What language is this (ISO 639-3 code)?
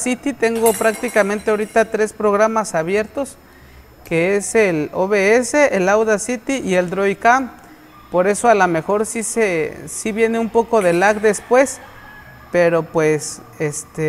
spa